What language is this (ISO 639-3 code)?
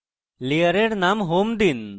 ben